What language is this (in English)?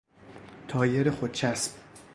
Persian